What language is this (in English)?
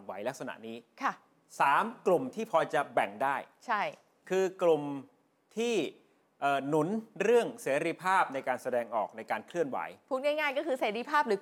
Thai